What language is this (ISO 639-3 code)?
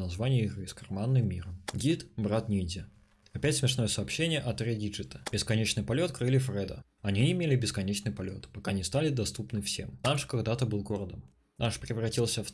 rus